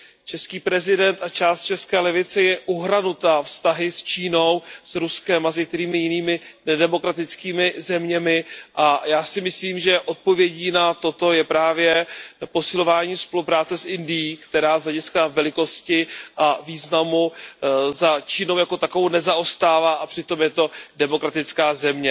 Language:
Czech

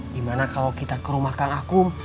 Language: Indonesian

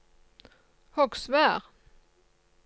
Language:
Norwegian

